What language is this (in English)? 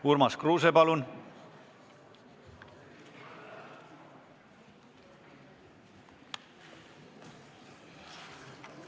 Estonian